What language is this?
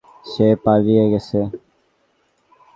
Bangla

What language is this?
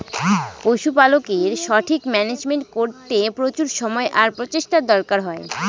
Bangla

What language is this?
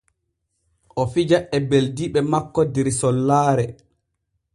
Borgu Fulfulde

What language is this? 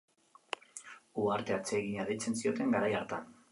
Basque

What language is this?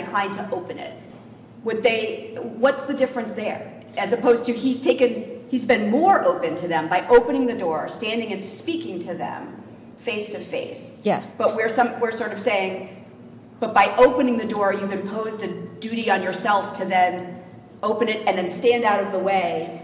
English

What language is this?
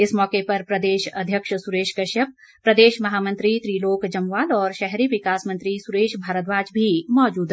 Hindi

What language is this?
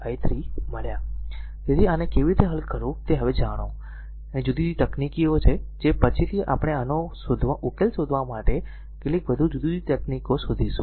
Gujarati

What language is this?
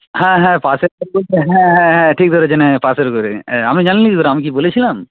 Bangla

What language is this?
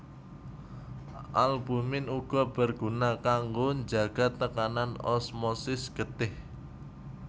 Javanese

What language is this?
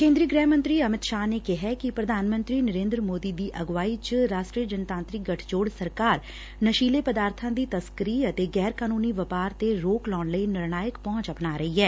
Punjabi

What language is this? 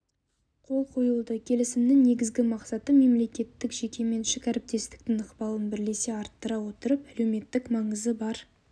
Kazakh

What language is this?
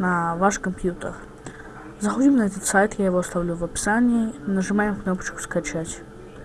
Russian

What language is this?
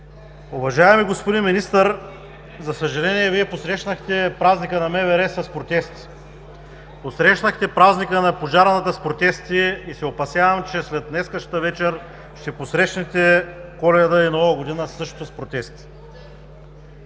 Bulgarian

